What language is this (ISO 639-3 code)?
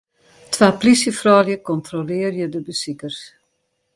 fry